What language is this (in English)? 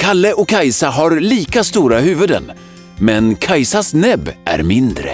Swedish